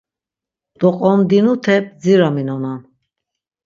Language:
Laz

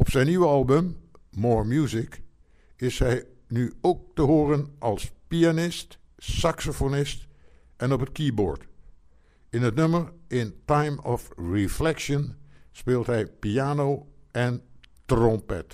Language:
Dutch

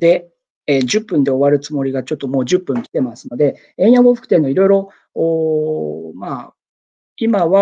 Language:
Japanese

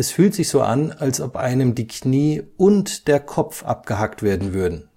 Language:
German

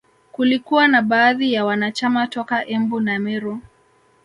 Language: Swahili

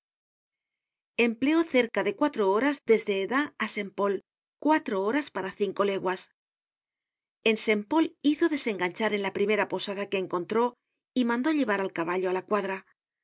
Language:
Spanish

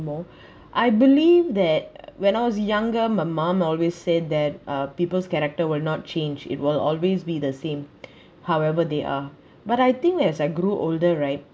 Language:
English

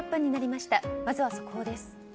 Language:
Japanese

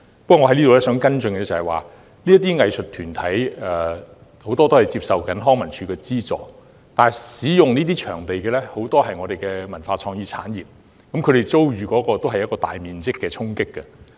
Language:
Cantonese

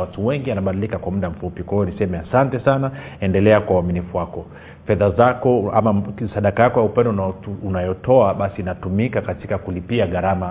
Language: Swahili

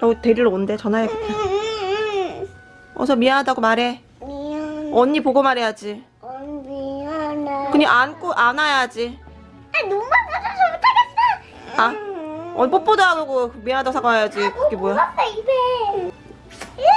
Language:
Korean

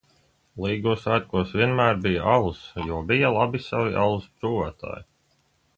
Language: Latvian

